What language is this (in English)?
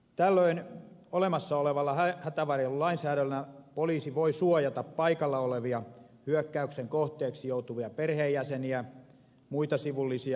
Finnish